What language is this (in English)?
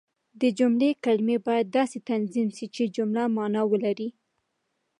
Pashto